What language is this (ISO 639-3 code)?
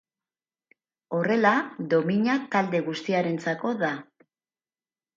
eus